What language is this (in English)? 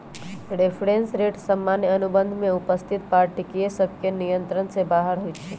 Magahi